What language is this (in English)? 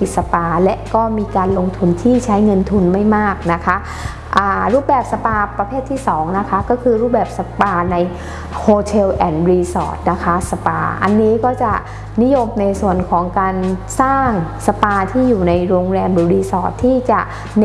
Thai